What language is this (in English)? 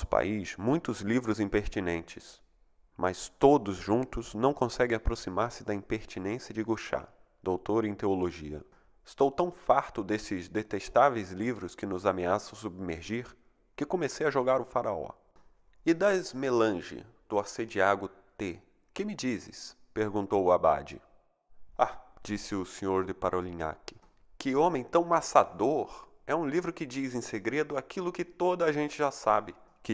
Portuguese